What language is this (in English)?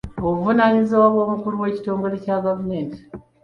Ganda